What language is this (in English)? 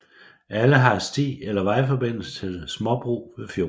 Danish